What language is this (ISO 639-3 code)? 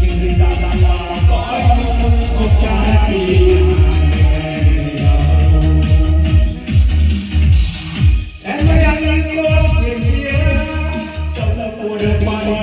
vie